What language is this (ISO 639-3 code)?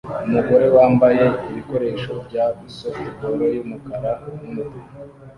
kin